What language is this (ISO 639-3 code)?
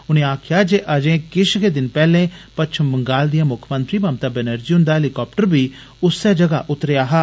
doi